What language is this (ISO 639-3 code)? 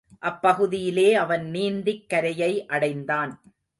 tam